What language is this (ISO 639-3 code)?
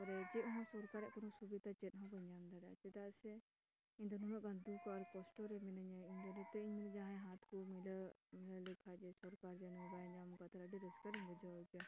sat